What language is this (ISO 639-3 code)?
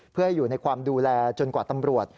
tha